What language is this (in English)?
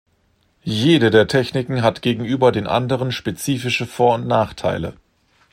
German